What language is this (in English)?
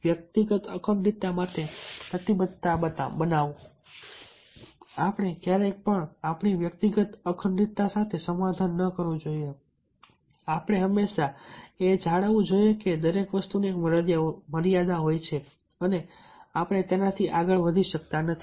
Gujarati